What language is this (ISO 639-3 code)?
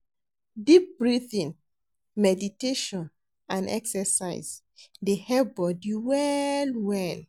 pcm